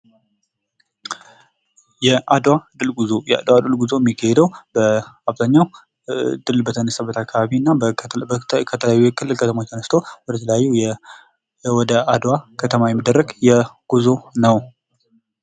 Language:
Amharic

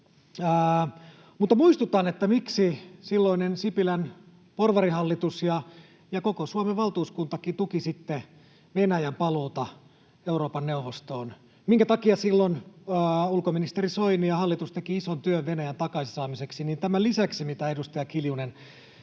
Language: Finnish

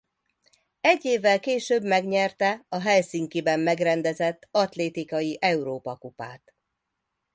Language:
Hungarian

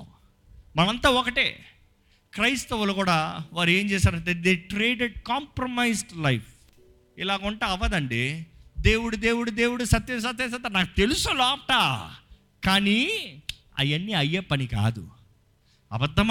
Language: Telugu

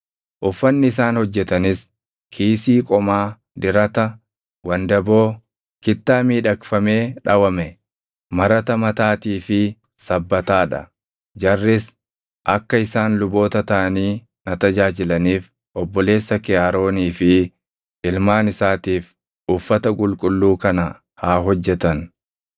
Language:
Oromo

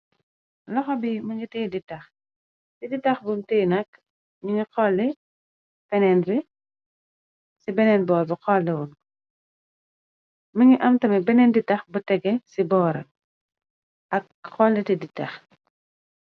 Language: Wolof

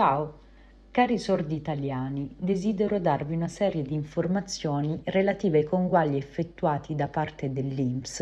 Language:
Italian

